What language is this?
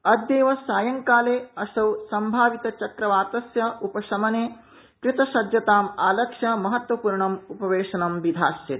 Sanskrit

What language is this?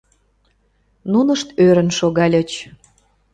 Mari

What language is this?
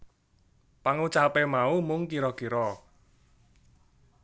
Javanese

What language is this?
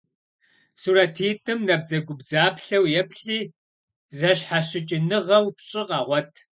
Kabardian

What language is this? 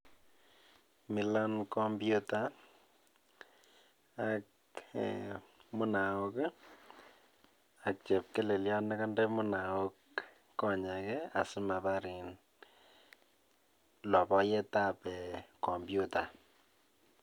Kalenjin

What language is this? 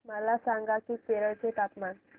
Marathi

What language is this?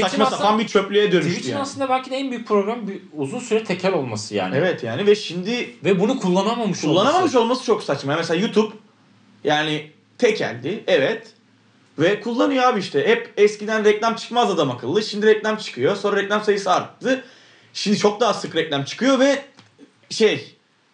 Turkish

